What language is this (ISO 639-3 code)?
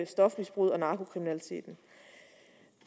dan